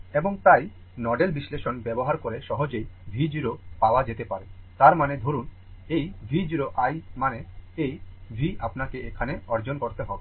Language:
Bangla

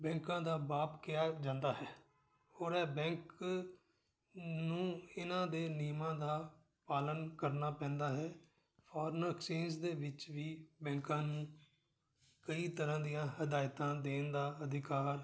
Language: Punjabi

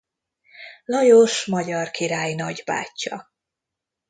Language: Hungarian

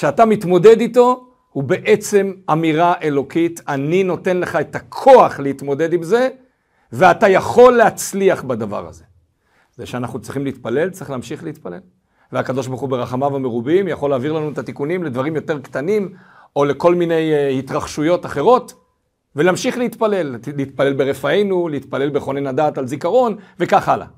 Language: Hebrew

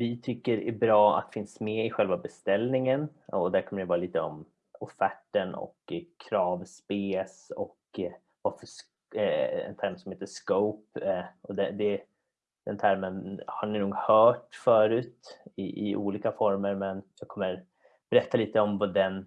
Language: Swedish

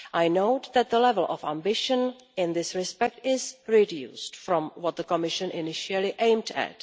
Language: English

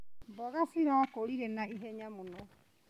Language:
Kikuyu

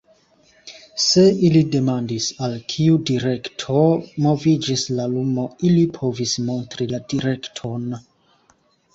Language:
Esperanto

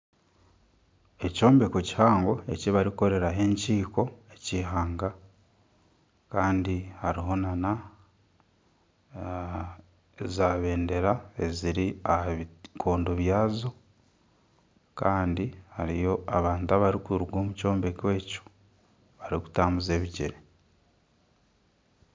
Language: Nyankole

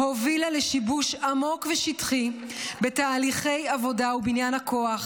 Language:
Hebrew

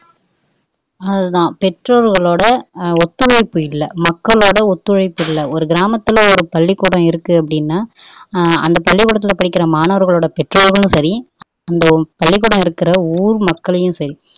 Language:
Tamil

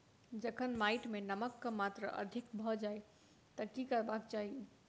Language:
Maithili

